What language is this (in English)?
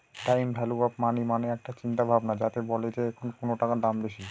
Bangla